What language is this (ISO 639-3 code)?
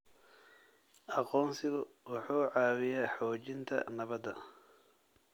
som